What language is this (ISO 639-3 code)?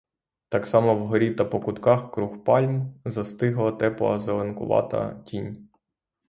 ukr